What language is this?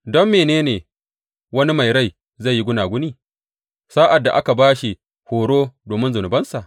Hausa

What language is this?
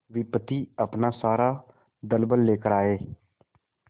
Hindi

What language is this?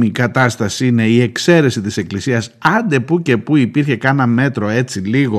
Greek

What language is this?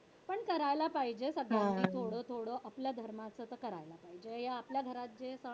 Marathi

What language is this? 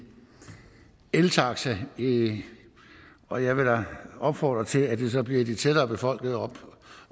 Danish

